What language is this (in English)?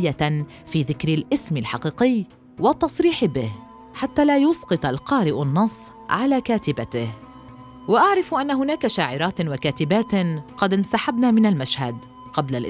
Arabic